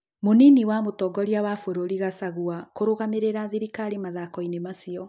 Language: Kikuyu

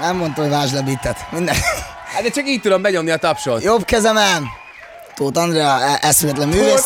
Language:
Hungarian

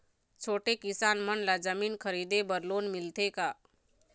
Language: Chhattisgarhi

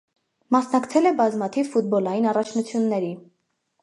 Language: Armenian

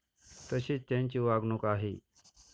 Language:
Marathi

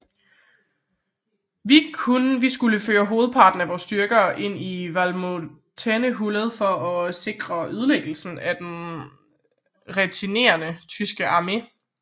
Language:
Danish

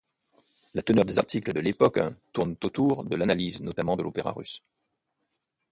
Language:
French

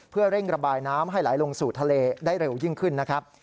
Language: Thai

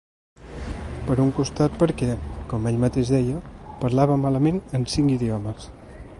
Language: Catalan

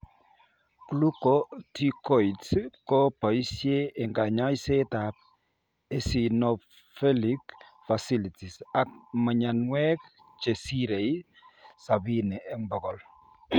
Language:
Kalenjin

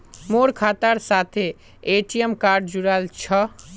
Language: Magahi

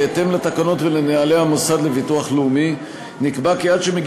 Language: Hebrew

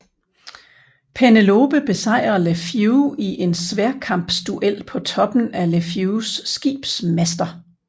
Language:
Danish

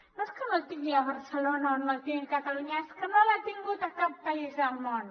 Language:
Catalan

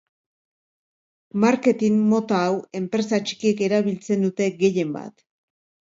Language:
Basque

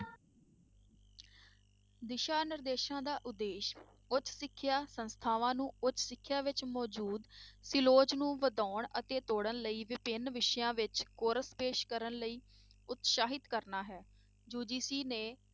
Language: Punjabi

